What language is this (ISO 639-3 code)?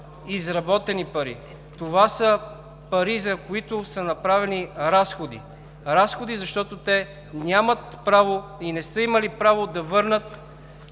bul